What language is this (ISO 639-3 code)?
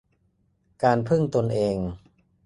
tha